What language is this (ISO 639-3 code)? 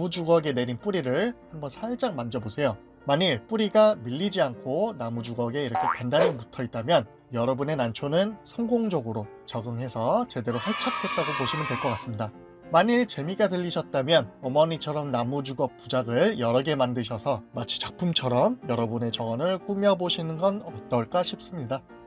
kor